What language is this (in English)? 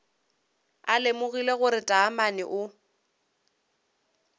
Northern Sotho